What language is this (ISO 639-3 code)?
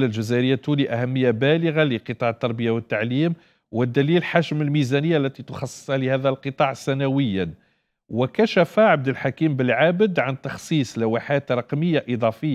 ara